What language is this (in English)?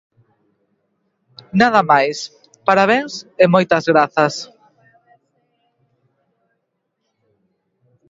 Galician